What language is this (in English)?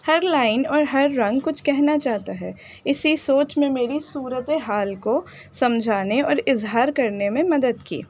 Urdu